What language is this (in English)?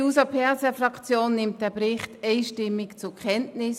Swiss German